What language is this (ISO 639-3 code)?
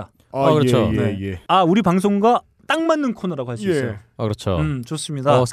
kor